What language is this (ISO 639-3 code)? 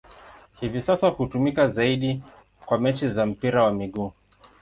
swa